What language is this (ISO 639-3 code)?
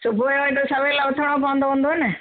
snd